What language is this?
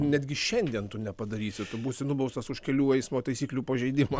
Lithuanian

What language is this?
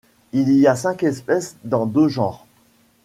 French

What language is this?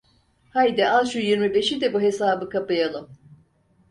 Turkish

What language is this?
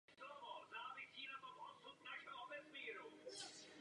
Czech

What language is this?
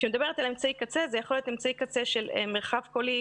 Hebrew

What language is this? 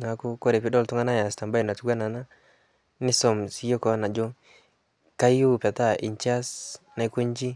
Masai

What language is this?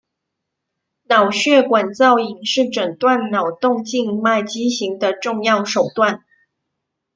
Chinese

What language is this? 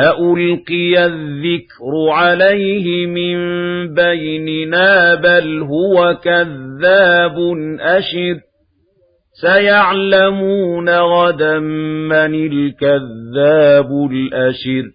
Arabic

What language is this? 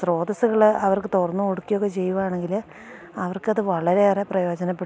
Malayalam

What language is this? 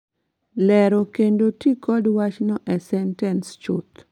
Luo (Kenya and Tanzania)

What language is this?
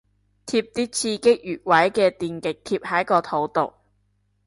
Cantonese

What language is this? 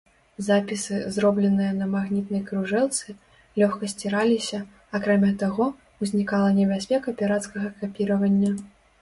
Belarusian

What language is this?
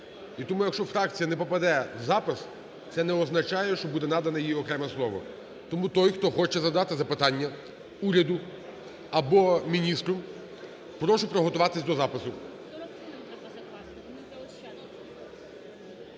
Ukrainian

